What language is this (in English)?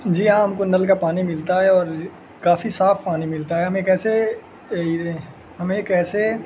Urdu